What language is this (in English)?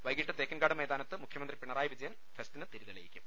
Malayalam